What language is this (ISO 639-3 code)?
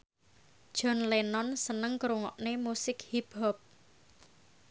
jav